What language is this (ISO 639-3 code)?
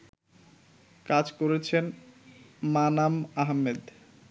ben